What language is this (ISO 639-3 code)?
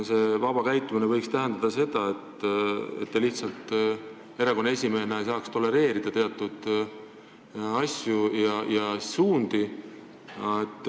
est